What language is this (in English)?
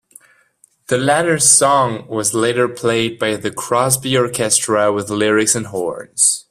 English